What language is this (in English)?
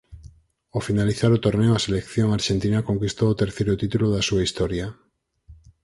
Galician